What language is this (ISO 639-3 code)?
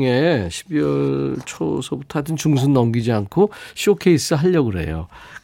kor